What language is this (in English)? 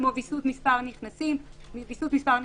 Hebrew